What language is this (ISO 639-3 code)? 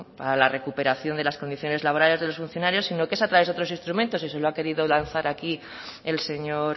spa